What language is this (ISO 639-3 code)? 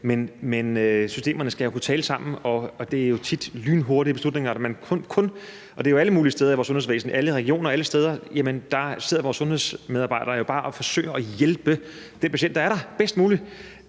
dan